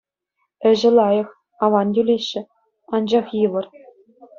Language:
Chuvash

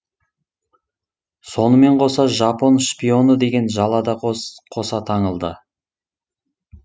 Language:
Kazakh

